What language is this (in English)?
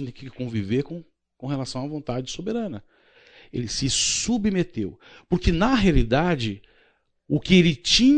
Portuguese